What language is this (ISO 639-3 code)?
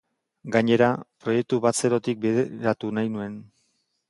eus